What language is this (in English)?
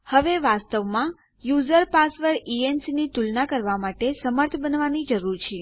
Gujarati